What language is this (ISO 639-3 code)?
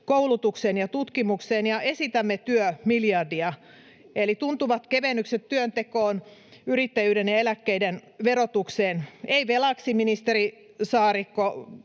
fin